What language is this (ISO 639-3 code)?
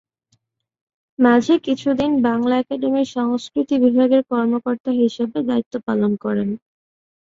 ben